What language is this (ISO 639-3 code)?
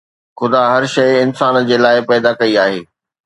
snd